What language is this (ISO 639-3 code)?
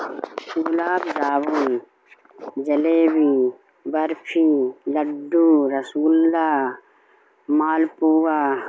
urd